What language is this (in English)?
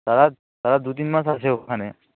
Bangla